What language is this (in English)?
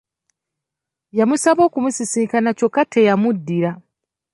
Ganda